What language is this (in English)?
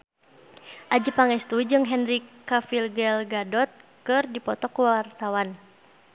Sundanese